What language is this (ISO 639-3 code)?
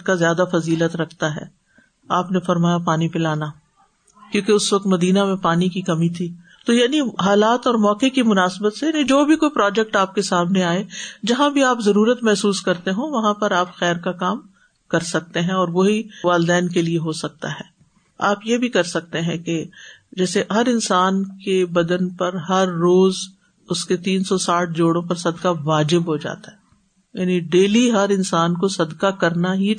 urd